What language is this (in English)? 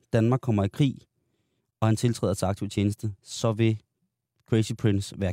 Danish